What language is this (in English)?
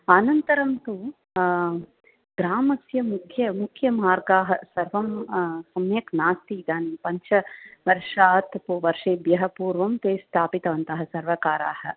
Sanskrit